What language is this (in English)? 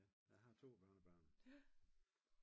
Danish